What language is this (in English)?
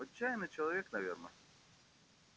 Russian